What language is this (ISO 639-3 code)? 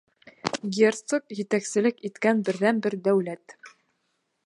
bak